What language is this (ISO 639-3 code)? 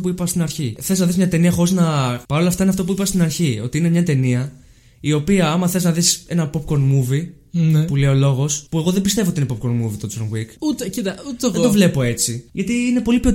ell